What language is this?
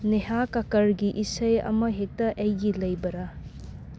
Manipuri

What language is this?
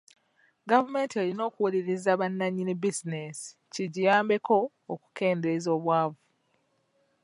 Ganda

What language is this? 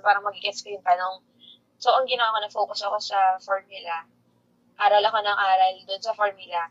Filipino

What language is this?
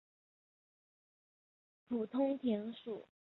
Chinese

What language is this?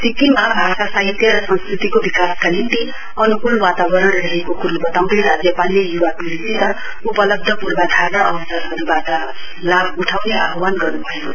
Nepali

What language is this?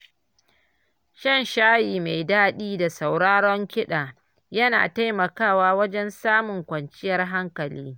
Hausa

